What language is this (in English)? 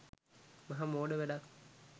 Sinhala